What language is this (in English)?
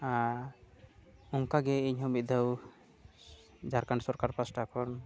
Santali